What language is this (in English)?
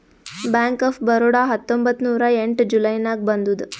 Kannada